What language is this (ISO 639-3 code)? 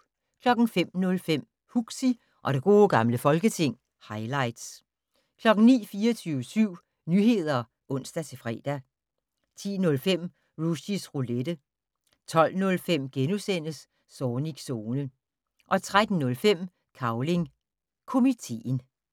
dan